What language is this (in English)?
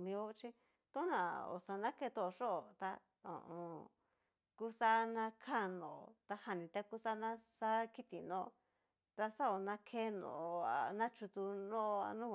Cacaloxtepec Mixtec